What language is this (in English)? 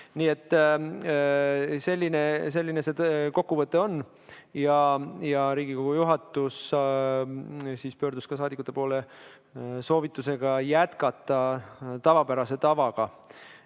Estonian